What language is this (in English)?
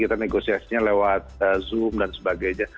Indonesian